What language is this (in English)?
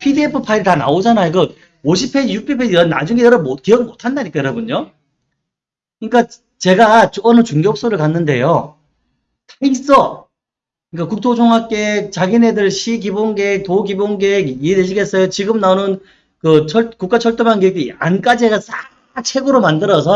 Korean